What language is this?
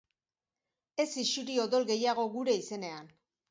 Basque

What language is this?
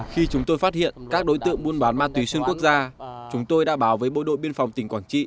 Vietnamese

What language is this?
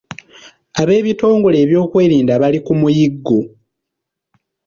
Ganda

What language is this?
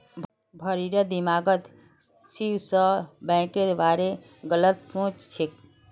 Magahi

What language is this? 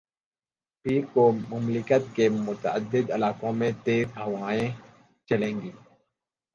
Urdu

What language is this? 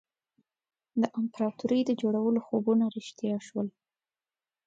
Pashto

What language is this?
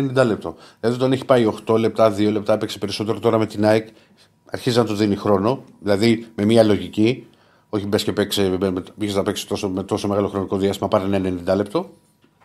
Greek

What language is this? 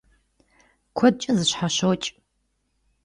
Kabardian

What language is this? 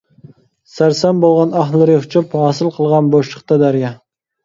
Uyghur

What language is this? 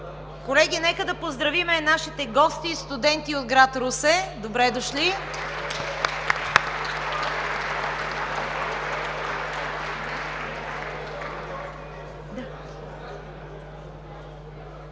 Bulgarian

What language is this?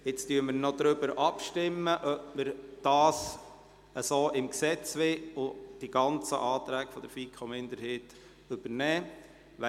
Swiss German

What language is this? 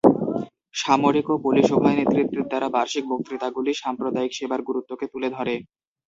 Bangla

